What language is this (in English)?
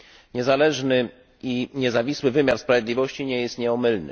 Polish